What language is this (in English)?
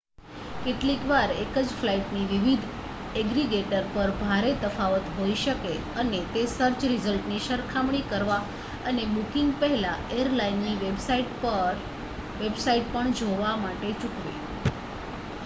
Gujarati